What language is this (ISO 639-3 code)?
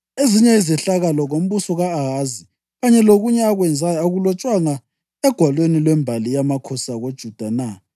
nde